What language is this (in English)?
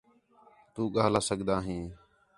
Khetrani